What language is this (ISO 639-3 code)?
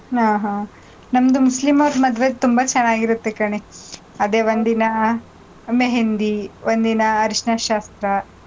kan